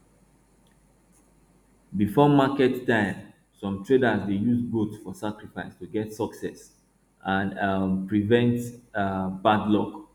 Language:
Nigerian Pidgin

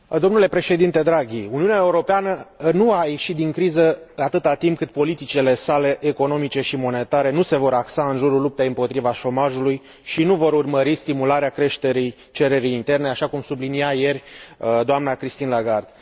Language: Romanian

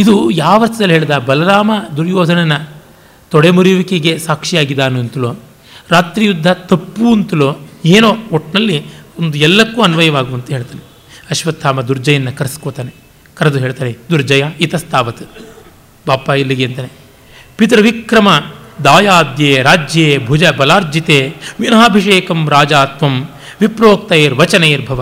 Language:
Kannada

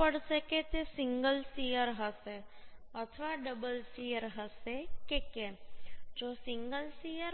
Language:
Gujarati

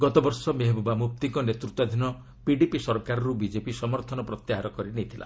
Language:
Odia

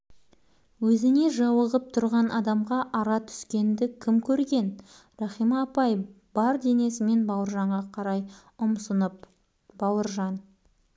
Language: Kazakh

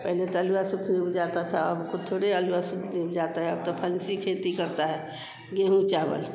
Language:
Hindi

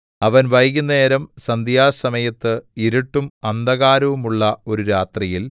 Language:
Malayalam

